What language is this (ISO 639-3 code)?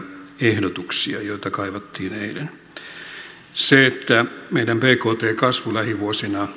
fin